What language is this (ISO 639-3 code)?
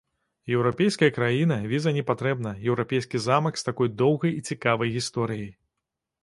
bel